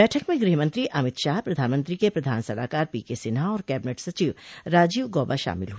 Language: Hindi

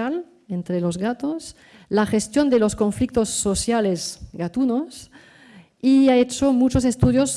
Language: Spanish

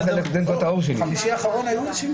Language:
Hebrew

